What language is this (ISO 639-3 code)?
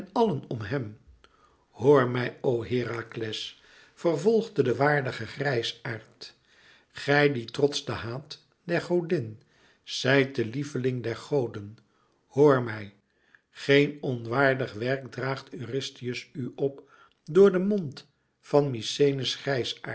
nld